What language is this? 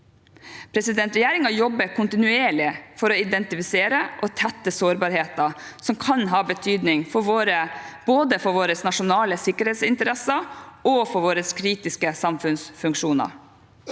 Norwegian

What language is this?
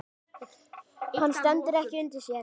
Icelandic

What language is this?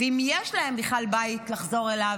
Hebrew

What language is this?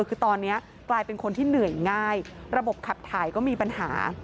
Thai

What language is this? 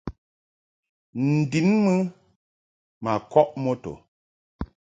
Mungaka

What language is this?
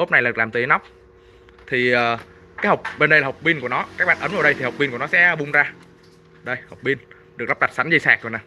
Vietnamese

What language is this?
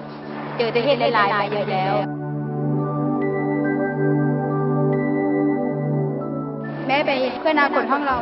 Thai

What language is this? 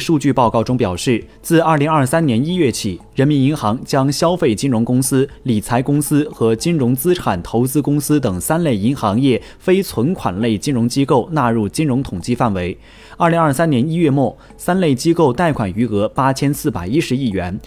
Chinese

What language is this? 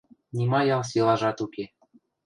Western Mari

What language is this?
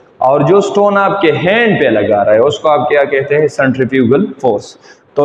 Hindi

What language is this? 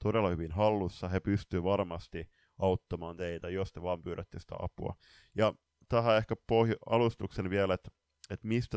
Finnish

